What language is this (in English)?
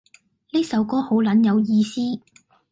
Cantonese